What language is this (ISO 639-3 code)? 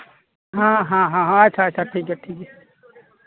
sat